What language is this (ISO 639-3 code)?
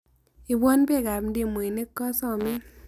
kln